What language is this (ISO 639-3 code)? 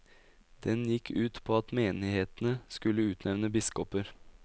nor